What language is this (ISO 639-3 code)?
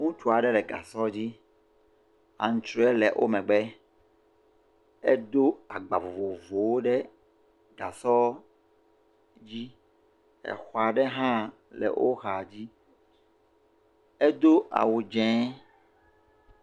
ewe